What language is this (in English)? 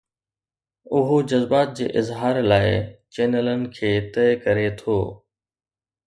Sindhi